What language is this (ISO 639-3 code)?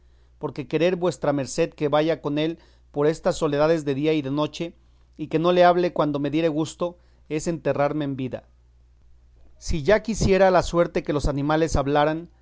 spa